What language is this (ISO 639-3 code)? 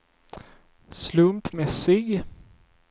swe